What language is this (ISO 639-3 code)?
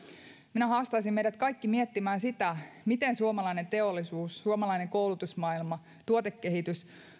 fin